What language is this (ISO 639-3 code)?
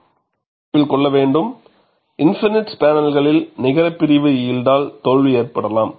tam